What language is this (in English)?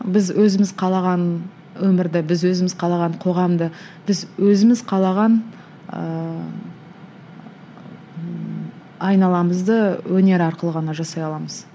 Kazakh